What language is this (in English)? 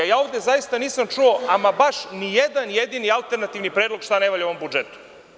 Serbian